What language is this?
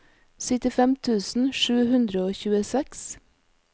Norwegian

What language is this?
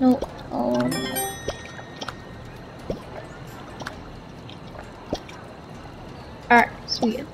English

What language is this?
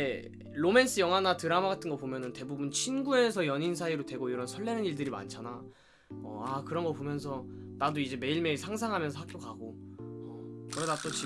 Korean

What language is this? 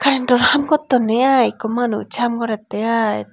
Chakma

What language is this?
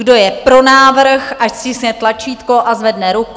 Czech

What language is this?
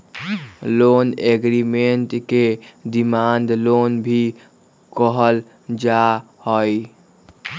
Magahi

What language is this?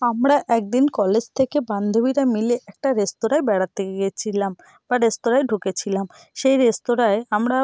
Bangla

